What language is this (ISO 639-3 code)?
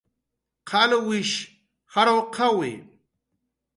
jqr